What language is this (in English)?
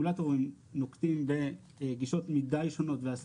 Hebrew